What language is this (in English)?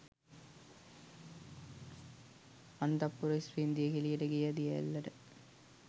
Sinhala